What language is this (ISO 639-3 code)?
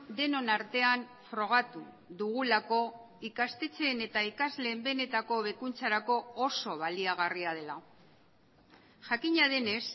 eus